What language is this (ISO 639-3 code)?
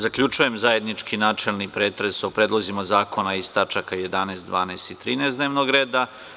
srp